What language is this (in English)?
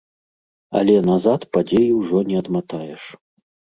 Belarusian